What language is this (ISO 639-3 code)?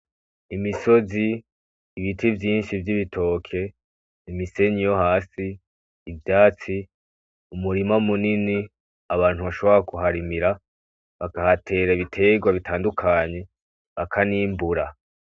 run